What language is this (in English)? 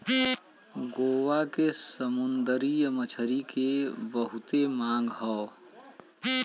Bhojpuri